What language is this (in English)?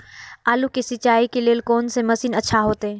Maithili